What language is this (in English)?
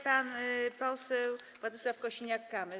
Polish